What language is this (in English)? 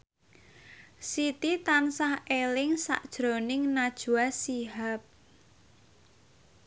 Javanese